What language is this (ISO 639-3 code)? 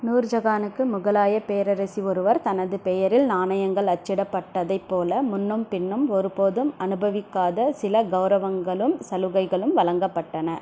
tam